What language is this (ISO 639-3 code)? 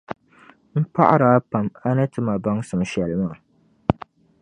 dag